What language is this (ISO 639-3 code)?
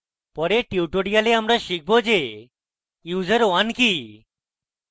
ben